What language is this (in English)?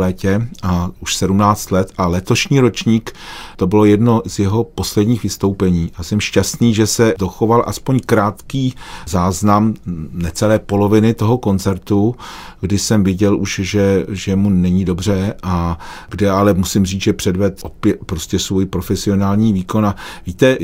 Czech